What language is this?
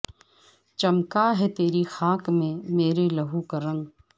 Urdu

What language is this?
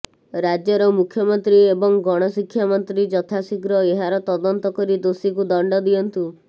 Odia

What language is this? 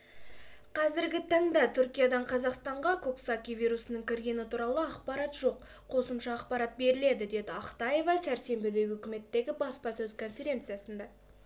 Kazakh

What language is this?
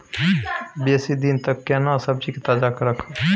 Maithili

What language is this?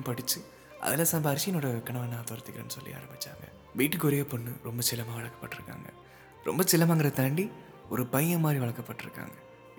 Tamil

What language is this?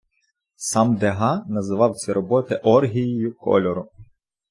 Ukrainian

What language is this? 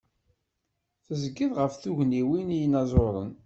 Kabyle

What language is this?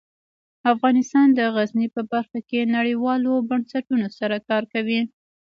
Pashto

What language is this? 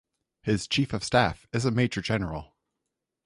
English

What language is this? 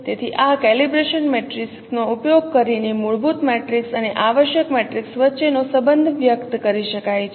Gujarati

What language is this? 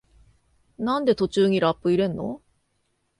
Japanese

